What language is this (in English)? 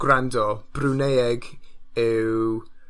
Welsh